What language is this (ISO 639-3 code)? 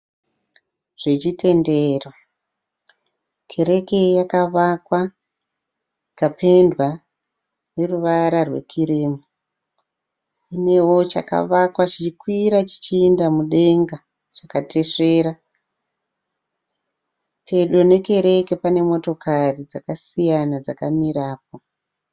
sna